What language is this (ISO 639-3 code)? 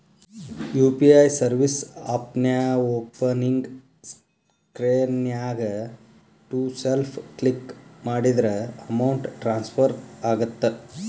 kan